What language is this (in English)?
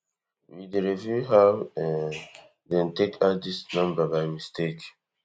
Nigerian Pidgin